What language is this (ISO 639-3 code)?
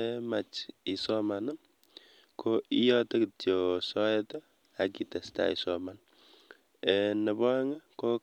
kln